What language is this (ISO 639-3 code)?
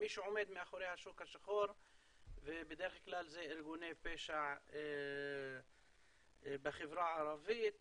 heb